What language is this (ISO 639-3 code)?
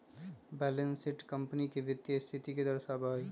mag